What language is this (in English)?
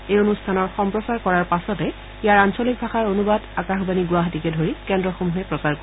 Assamese